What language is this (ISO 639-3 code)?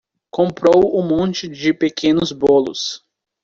por